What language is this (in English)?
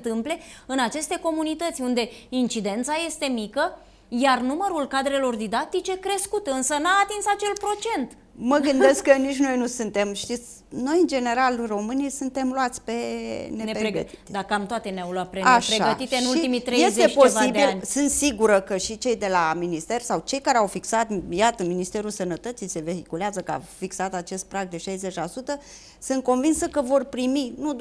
Romanian